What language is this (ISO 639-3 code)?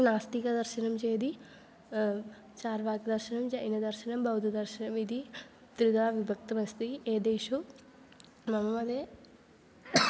san